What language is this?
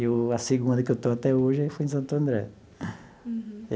Portuguese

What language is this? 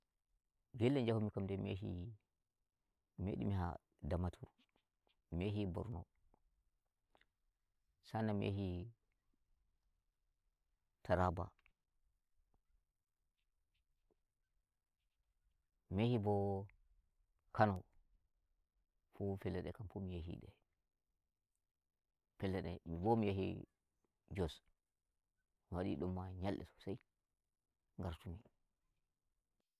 Nigerian Fulfulde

